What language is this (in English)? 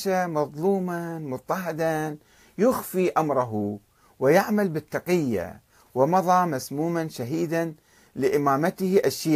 Arabic